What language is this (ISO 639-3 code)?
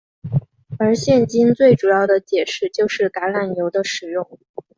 zho